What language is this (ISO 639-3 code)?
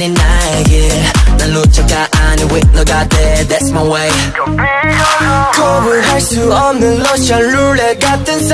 ron